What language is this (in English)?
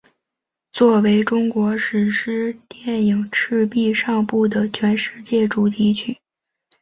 Chinese